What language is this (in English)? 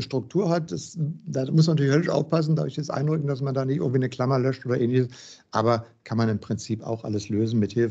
German